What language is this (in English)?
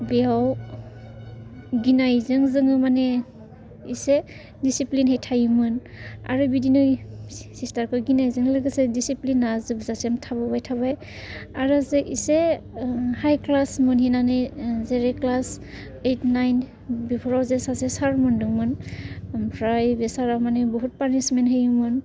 Bodo